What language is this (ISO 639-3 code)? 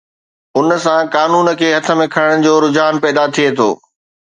snd